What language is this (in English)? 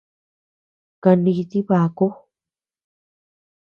Tepeuxila Cuicatec